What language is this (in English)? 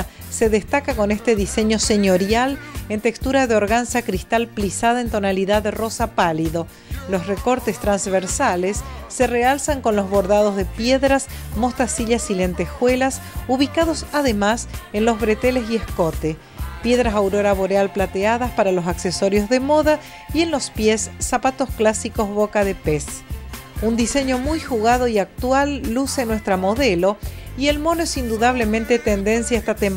Spanish